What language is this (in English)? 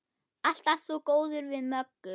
Icelandic